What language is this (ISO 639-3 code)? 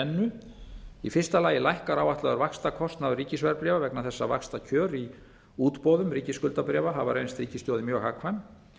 isl